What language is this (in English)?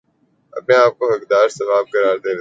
Urdu